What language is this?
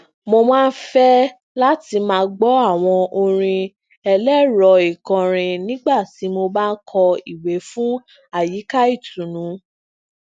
Yoruba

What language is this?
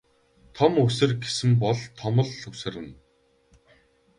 Mongolian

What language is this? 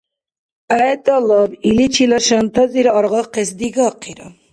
Dargwa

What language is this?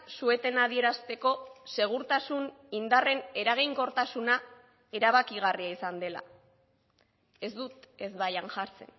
Basque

